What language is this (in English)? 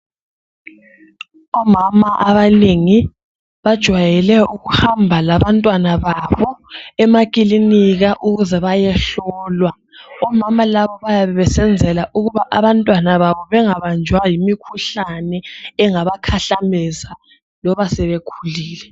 North Ndebele